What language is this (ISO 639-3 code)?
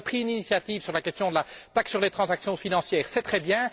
fra